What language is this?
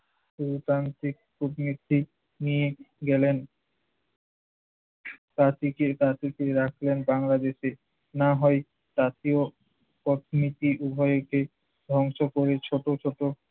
Bangla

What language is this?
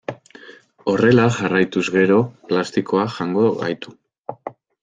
Basque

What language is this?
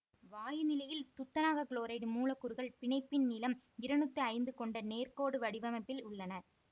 Tamil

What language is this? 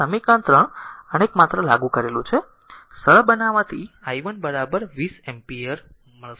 Gujarati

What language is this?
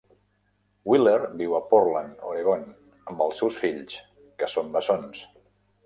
Catalan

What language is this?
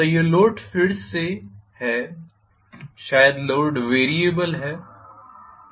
Hindi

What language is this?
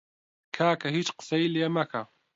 Central Kurdish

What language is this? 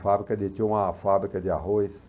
Portuguese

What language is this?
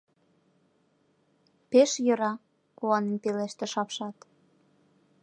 Mari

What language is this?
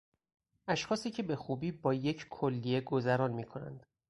Persian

